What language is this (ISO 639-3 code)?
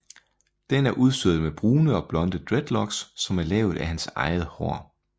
dan